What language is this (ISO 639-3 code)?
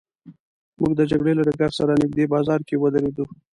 pus